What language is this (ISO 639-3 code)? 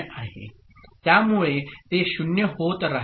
mar